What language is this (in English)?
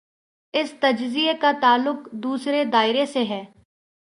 Urdu